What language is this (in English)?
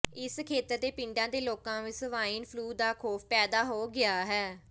Punjabi